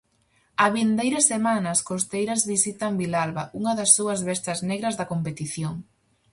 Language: Galician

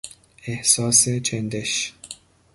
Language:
Persian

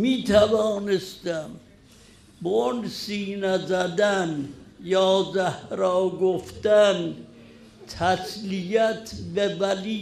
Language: Persian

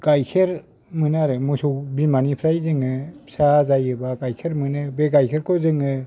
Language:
Bodo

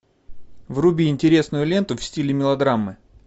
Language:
Russian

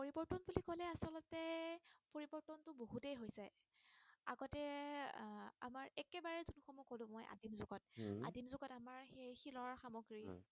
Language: Assamese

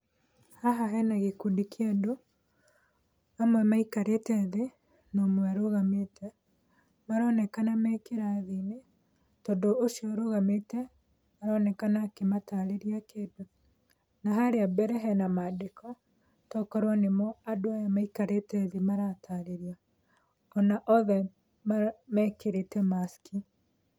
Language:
Kikuyu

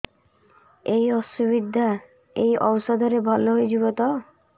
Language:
Odia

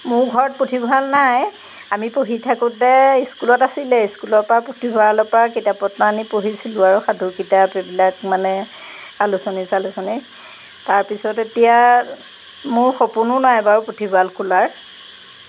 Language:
Assamese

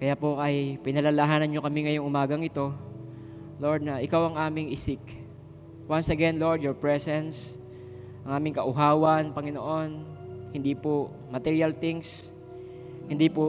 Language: Filipino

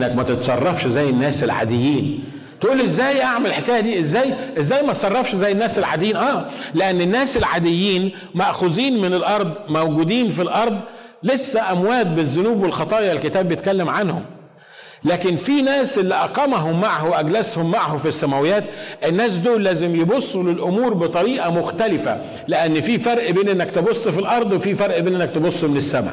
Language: Arabic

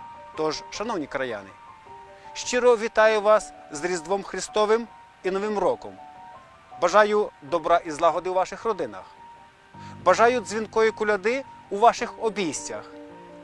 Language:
Ukrainian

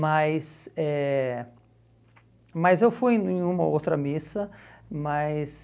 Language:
Portuguese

